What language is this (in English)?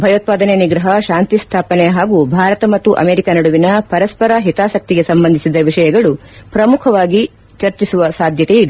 Kannada